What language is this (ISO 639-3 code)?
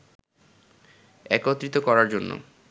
ben